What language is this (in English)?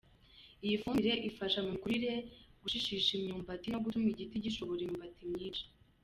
Kinyarwanda